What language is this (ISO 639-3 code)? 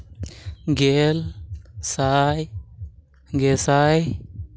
sat